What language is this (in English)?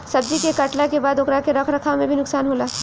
Bhojpuri